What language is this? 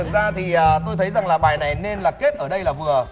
Vietnamese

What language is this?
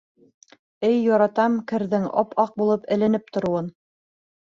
Bashkir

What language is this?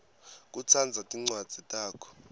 Swati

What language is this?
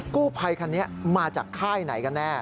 Thai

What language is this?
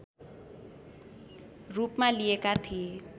Nepali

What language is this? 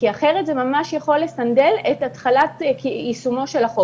Hebrew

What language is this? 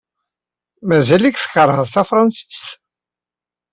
Kabyle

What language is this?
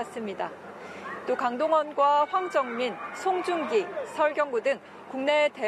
Korean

